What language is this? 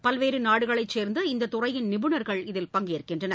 Tamil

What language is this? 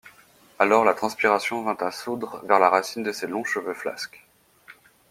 French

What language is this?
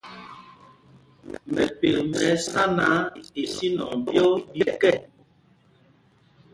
Mpumpong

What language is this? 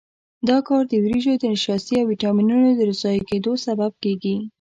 Pashto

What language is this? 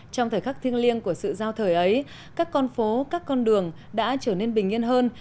Vietnamese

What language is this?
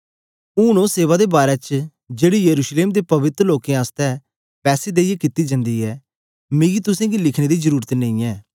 Dogri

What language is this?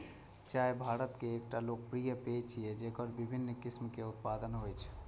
Maithili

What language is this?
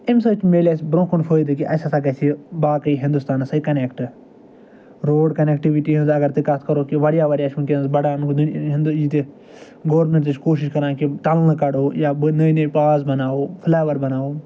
Kashmiri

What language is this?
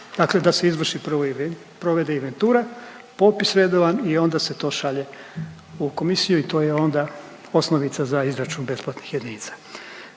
Croatian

